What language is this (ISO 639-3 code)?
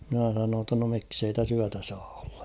fin